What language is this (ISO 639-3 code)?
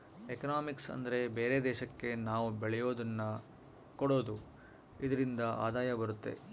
kan